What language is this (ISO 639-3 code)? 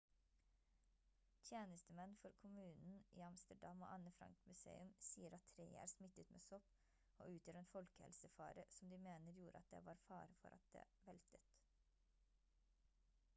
nob